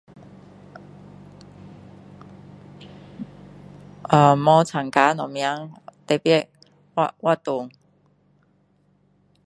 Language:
Min Dong Chinese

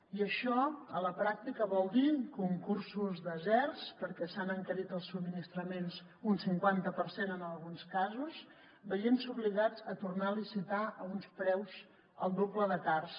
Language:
Catalan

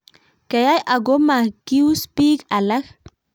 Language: Kalenjin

